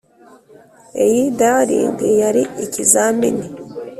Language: Kinyarwanda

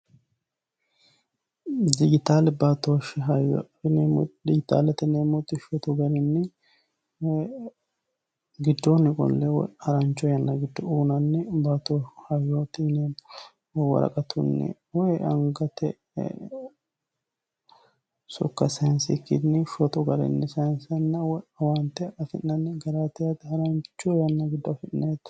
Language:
Sidamo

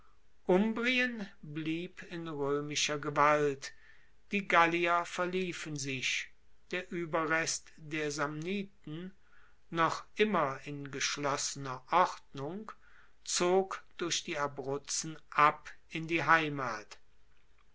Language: German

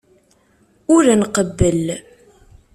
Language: Kabyle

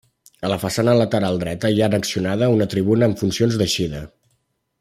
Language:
Catalan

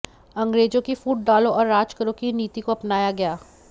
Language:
Hindi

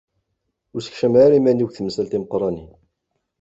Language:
Kabyle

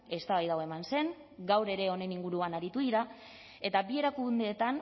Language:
Basque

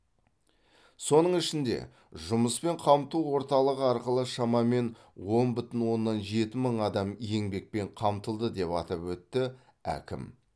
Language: Kazakh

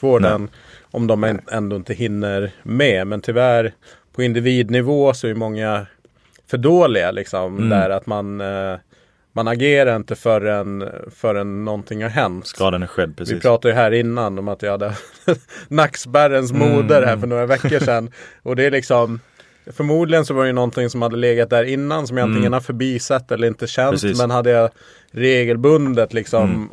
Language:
Swedish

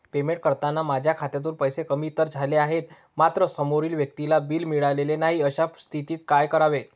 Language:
Marathi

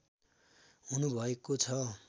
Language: Nepali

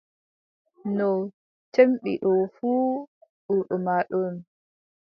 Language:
Adamawa Fulfulde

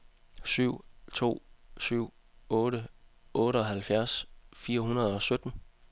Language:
Danish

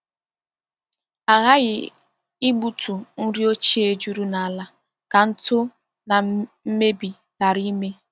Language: Igbo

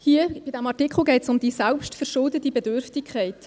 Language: Swiss German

